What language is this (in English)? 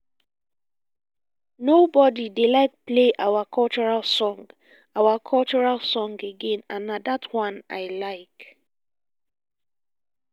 Nigerian Pidgin